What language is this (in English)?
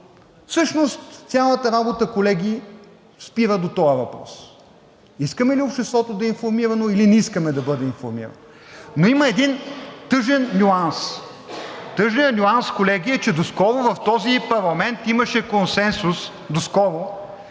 Bulgarian